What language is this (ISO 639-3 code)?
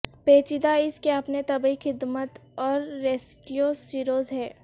urd